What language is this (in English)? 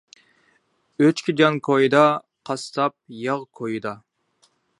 Uyghur